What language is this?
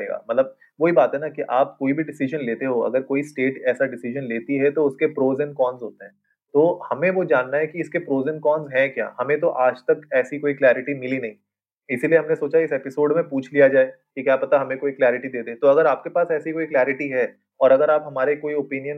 Hindi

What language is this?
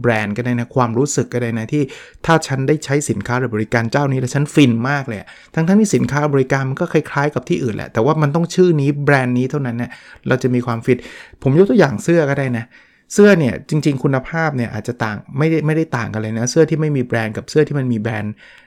Thai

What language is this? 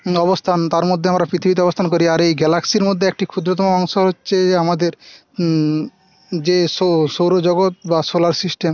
Bangla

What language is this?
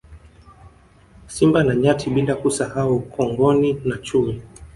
Swahili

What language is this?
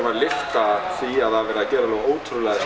Icelandic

